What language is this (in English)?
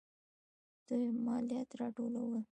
Pashto